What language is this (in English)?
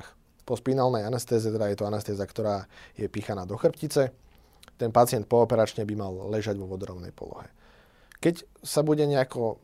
Slovak